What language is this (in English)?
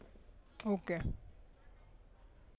Gujarati